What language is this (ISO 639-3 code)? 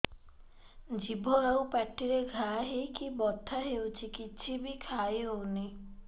ori